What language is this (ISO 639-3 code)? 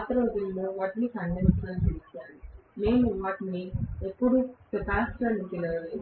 tel